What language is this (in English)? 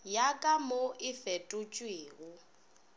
Northern Sotho